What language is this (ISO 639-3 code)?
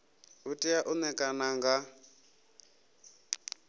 ven